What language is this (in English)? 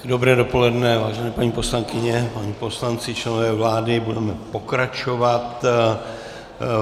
Czech